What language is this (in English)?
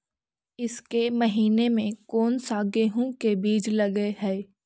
Magahi